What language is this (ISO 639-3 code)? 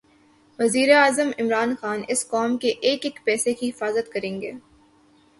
urd